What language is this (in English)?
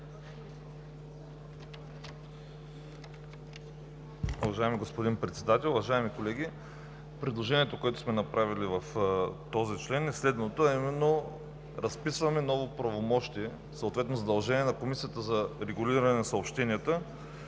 Bulgarian